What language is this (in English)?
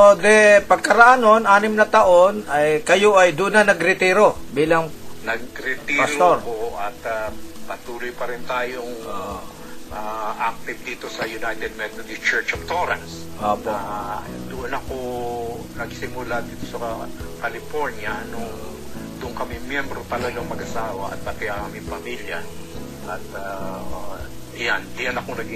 Filipino